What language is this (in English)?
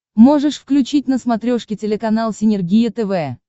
Russian